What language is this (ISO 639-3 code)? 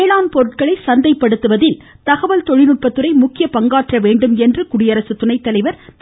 tam